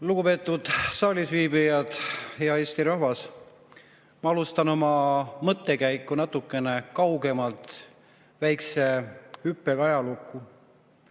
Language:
Estonian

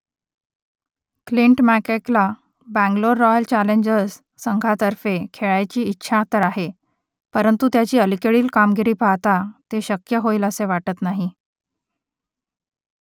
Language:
Marathi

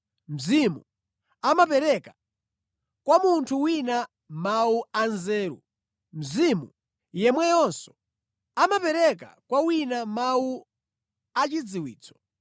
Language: Nyanja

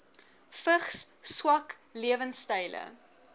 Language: Afrikaans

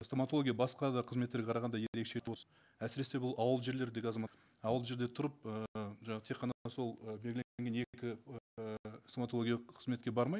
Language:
Kazakh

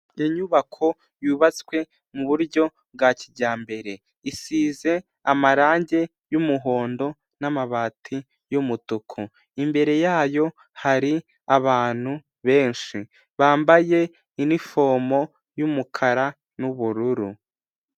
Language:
Kinyarwanda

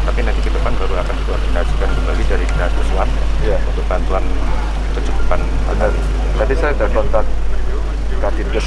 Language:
Indonesian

